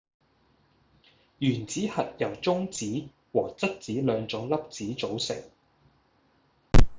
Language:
Cantonese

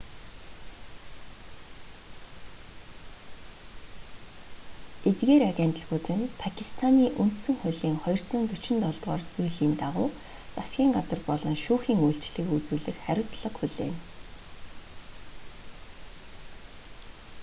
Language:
Mongolian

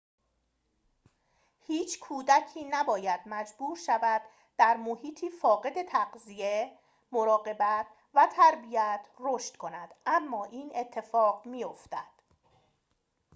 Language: Persian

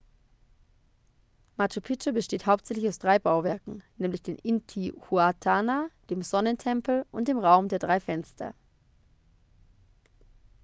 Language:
German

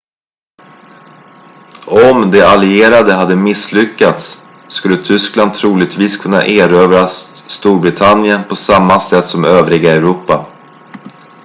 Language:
Swedish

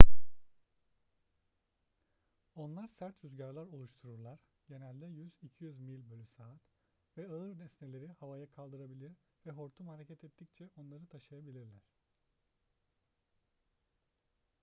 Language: Turkish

